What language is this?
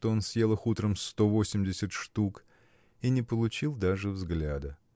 Russian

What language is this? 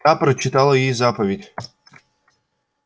Russian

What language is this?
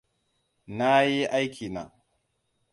Hausa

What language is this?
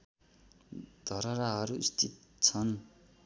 Nepali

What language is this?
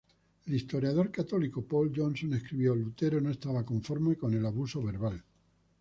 Spanish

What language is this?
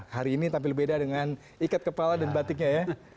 Indonesian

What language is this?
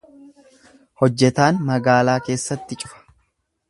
Oromo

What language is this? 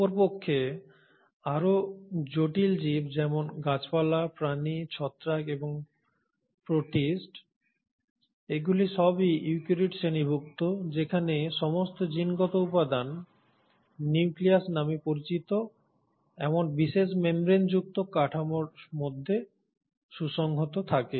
Bangla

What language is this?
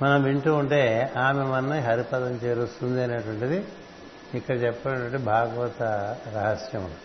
Telugu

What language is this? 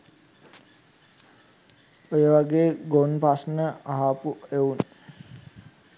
Sinhala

